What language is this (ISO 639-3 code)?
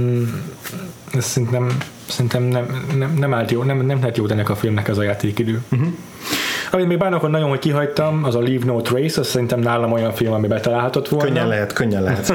hun